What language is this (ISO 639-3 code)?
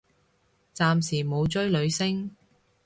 yue